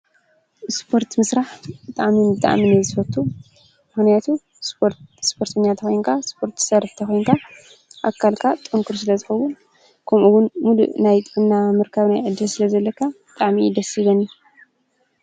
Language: Tigrinya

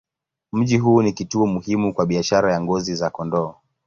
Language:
Swahili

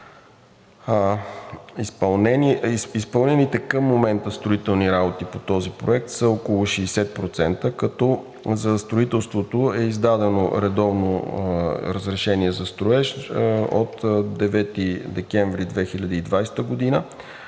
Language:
Bulgarian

